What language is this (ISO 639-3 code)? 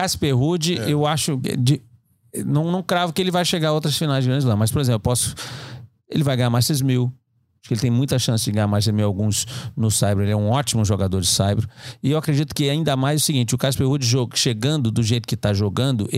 por